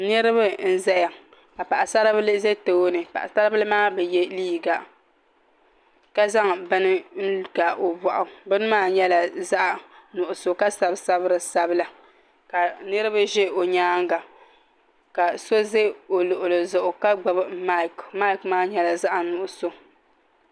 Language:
Dagbani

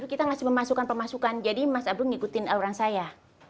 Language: Indonesian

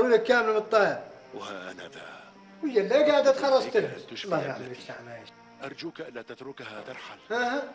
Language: Arabic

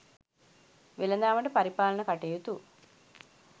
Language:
Sinhala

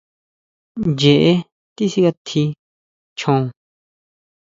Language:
Huautla Mazatec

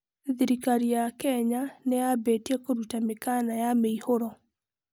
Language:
Kikuyu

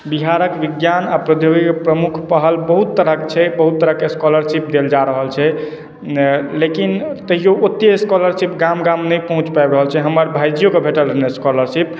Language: Maithili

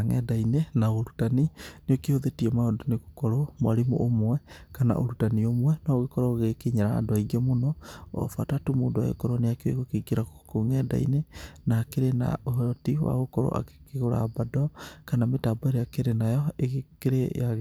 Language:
Kikuyu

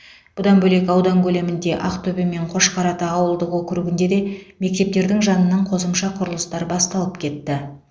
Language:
Kazakh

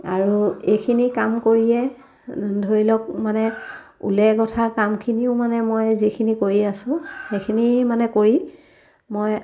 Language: Assamese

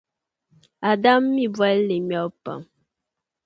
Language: Dagbani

